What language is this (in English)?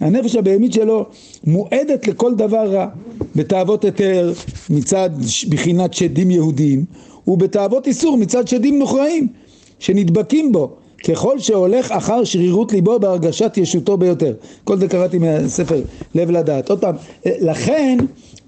Hebrew